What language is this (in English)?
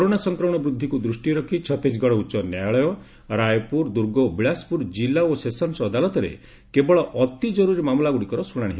Odia